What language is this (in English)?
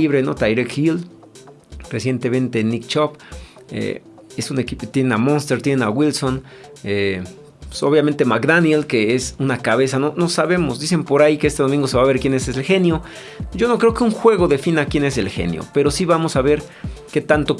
Spanish